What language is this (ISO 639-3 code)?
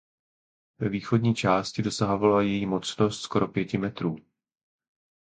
ces